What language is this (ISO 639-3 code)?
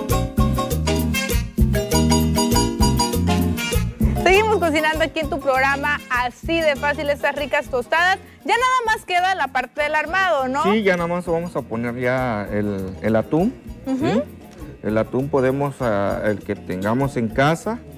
spa